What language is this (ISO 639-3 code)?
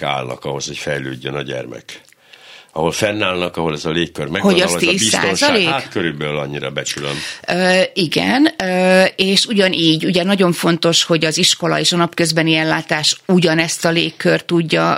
hun